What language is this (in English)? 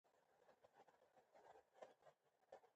Pashto